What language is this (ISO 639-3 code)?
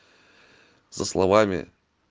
rus